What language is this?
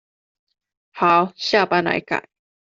Chinese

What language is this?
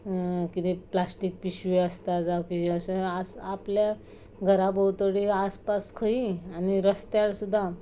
Konkani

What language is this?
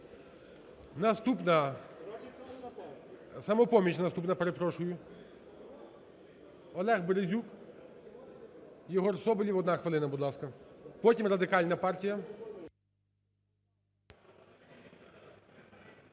Ukrainian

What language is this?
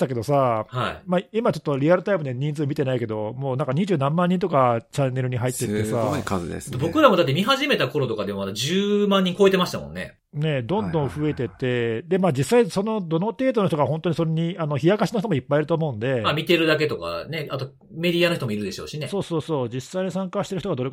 Japanese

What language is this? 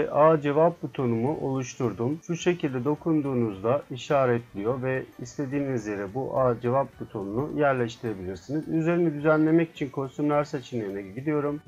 Turkish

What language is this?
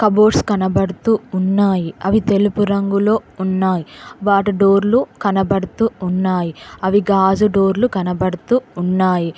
Telugu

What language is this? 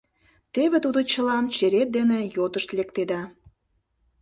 Mari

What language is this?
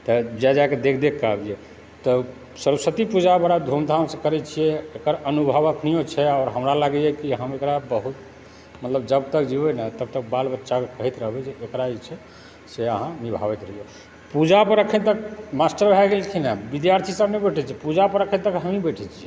Maithili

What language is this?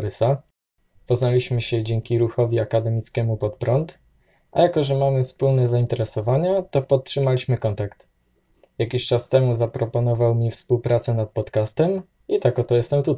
Polish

